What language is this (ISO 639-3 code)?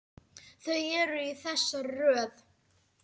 isl